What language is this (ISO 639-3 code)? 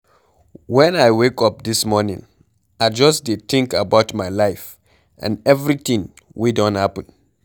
pcm